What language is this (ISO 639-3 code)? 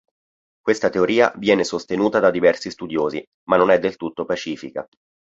ita